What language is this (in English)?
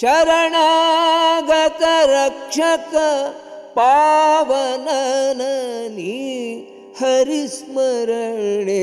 Kannada